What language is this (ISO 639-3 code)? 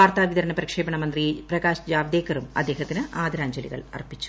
mal